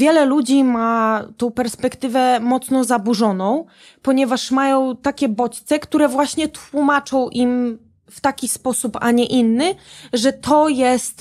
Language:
Polish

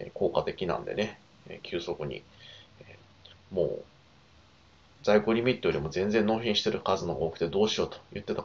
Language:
Japanese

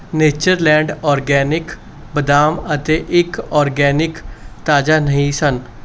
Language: Punjabi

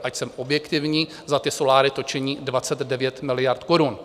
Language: Czech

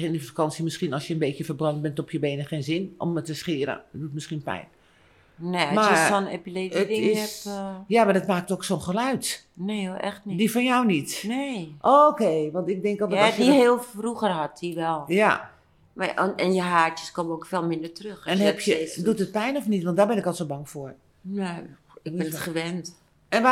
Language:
Dutch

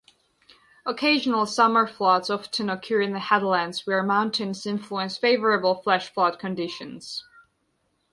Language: English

